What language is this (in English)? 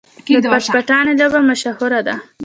Pashto